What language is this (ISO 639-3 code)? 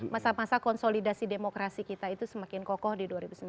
ind